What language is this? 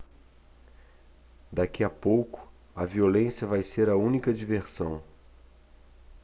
Portuguese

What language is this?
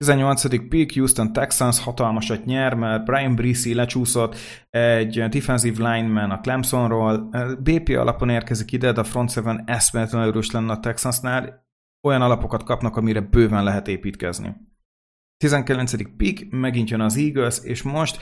Hungarian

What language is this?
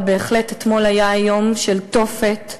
Hebrew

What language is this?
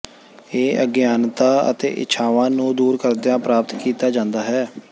Punjabi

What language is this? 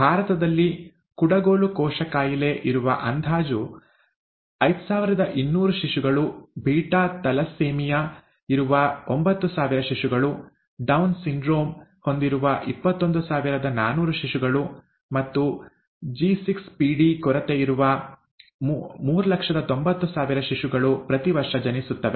Kannada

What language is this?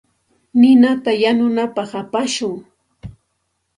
Santa Ana de Tusi Pasco Quechua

